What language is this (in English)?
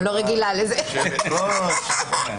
Hebrew